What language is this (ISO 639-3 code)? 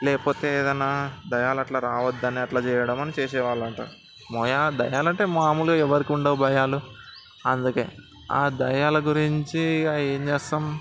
tel